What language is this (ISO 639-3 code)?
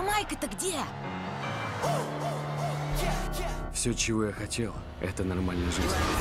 rus